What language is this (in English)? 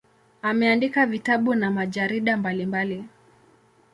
Swahili